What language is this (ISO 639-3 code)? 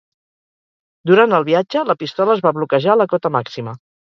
cat